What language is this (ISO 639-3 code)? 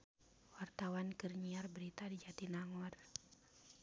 sun